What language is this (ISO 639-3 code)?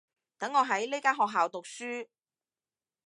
yue